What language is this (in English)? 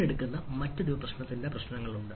Malayalam